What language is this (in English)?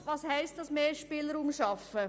Swiss German